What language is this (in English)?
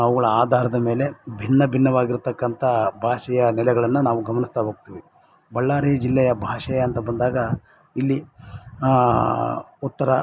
Kannada